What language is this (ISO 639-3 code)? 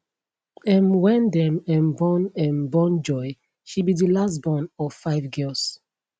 pcm